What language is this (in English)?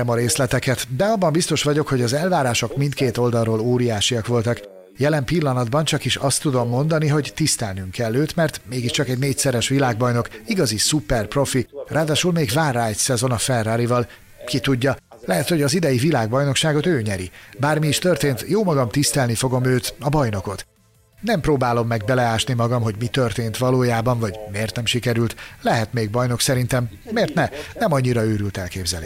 Hungarian